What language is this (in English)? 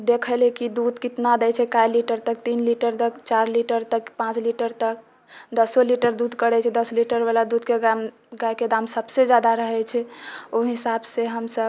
Maithili